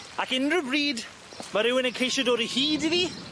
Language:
Welsh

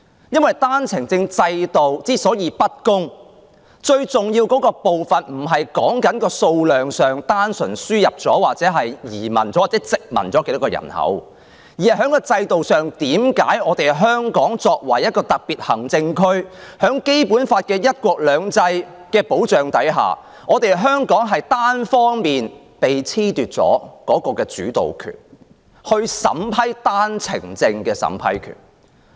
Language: Cantonese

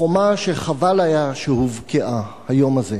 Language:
Hebrew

